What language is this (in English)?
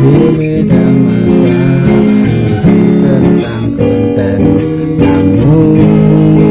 Indonesian